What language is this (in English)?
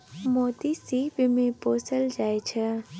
Maithili